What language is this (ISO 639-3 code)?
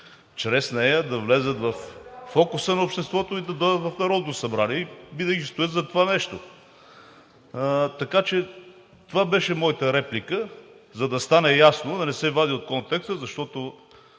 bul